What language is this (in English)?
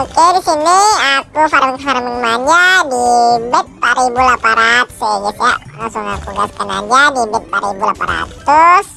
Indonesian